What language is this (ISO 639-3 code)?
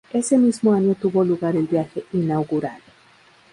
spa